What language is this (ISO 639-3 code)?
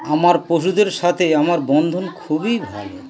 ben